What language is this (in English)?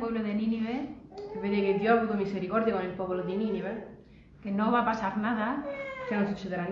Spanish